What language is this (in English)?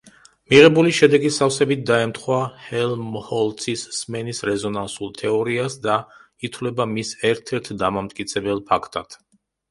Georgian